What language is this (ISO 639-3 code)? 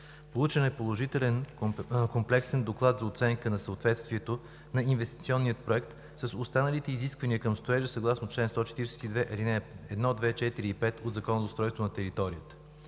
bul